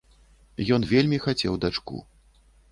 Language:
Belarusian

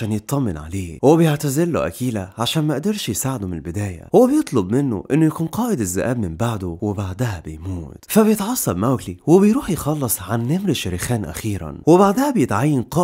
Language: Arabic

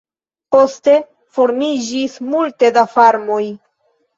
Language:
Esperanto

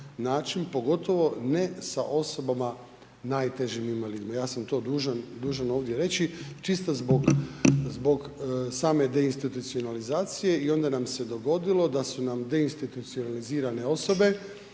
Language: Croatian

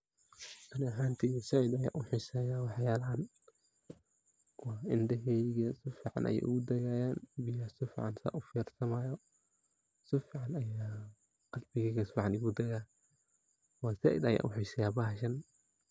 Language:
Somali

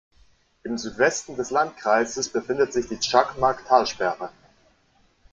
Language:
German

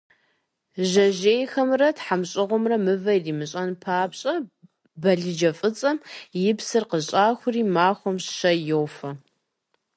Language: Kabardian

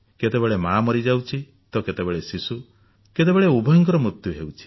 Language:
Odia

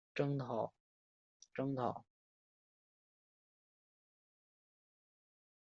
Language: Chinese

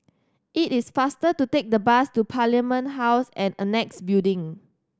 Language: English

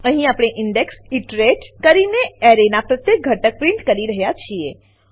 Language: Gujarati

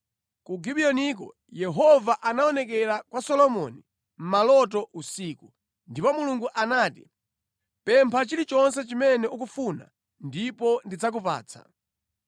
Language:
Nyanja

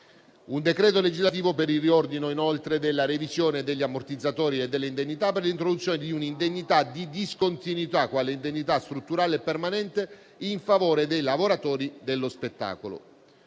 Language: Italian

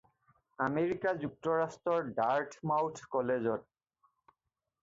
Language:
Assamese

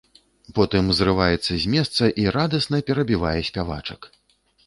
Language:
Belarusian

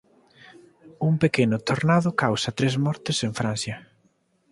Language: Galician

